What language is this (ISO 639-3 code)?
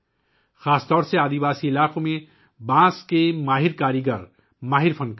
urd